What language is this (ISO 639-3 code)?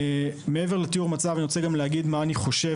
heb